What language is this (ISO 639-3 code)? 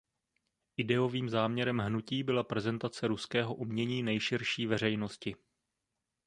ces